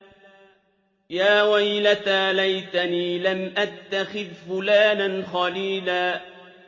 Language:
Arabic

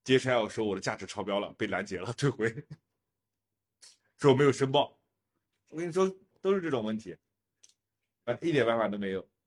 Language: Chinese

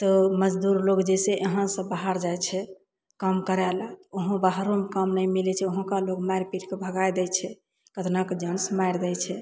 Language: Maithili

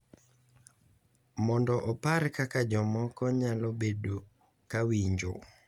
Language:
Luo (Kenya and Tanzania)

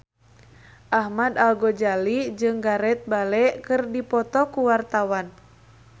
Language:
Sundanese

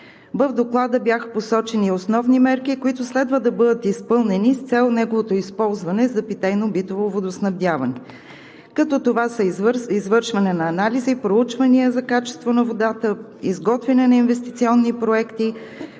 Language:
Bulgarian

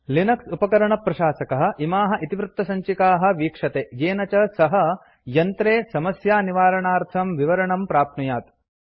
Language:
Sanskrit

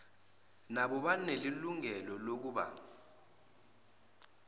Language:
Zulu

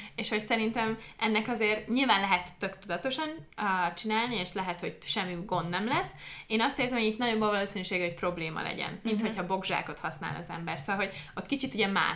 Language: Hungarian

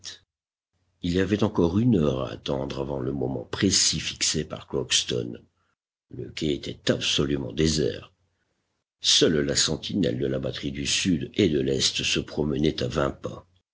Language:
French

